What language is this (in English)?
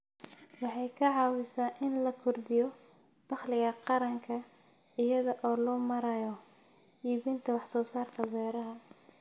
Somali